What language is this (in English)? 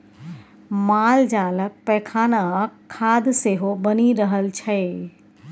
Maithili